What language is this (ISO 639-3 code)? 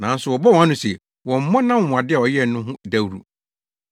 aka